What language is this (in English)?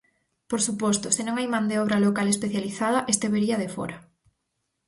Galician